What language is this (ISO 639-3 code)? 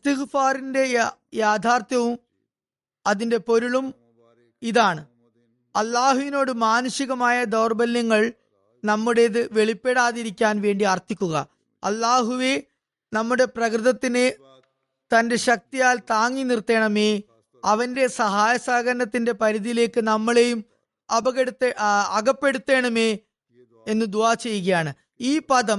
mal